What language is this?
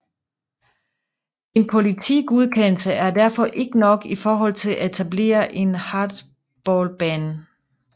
Danish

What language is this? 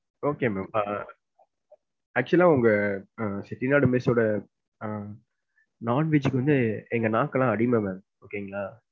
Tamil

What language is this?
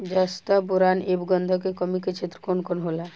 Bhojpuri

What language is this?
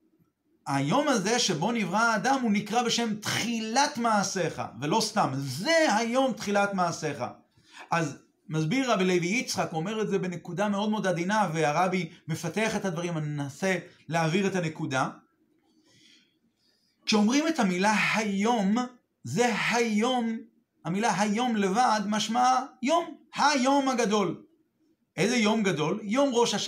Hebrew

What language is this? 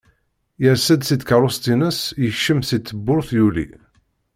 Kabyle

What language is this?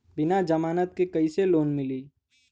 Bhojpuri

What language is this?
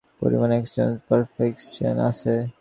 Bangla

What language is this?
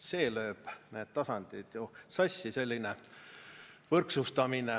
Estonian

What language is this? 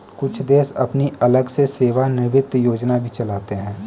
Hindi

